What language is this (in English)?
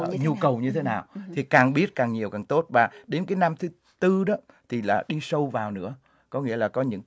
Vietnamese